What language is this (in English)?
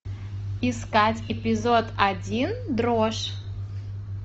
Russian